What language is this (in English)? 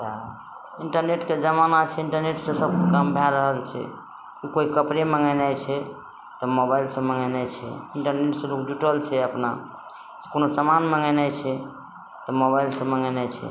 Maithili